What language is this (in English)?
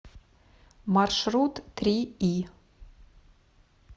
Russian